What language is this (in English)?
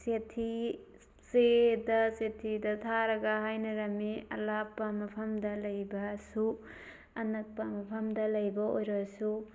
Manipuri